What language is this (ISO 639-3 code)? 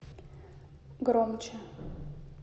rus